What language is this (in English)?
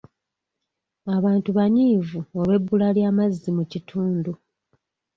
Ganda